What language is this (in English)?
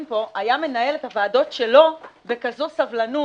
Hebrew